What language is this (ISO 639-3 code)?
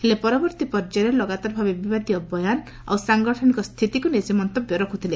ori